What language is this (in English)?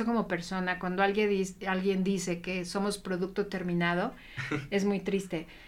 Spanish